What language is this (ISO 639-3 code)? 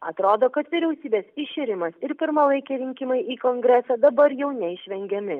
lit